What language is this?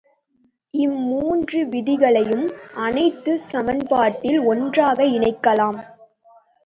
Tamil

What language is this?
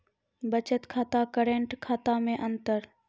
Maithili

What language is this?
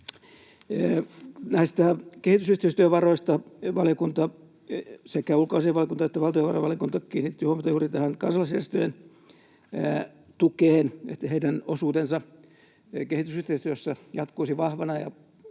Finnish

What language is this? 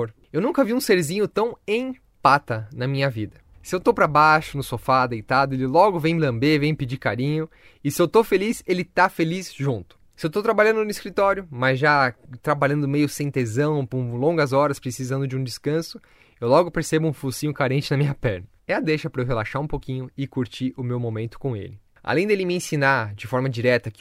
Portuguese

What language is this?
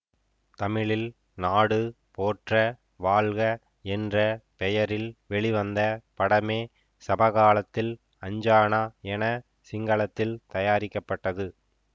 Tamil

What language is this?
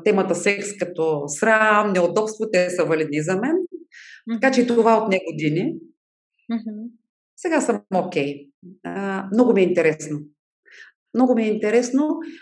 Bulgarian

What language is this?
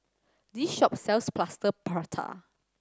English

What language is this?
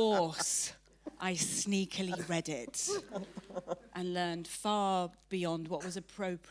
English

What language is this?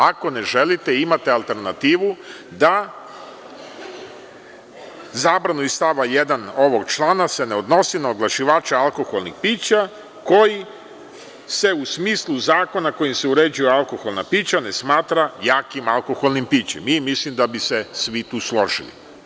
Serbian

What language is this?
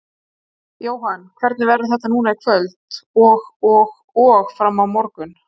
Icelandic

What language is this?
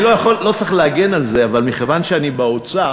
Hebrew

